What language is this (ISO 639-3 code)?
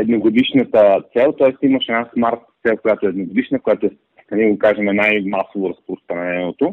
bul